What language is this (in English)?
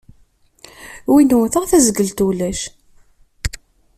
Kabyle